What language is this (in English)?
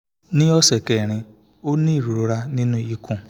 Yoruba